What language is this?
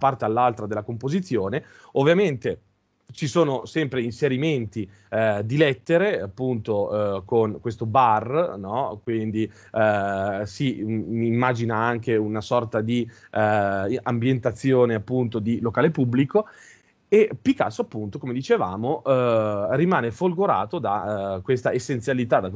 Italian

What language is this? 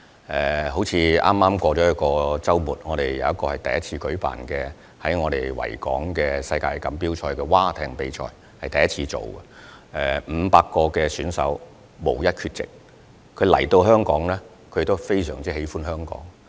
Cantonese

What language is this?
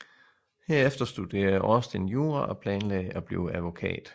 Danish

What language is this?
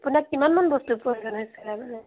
Assamese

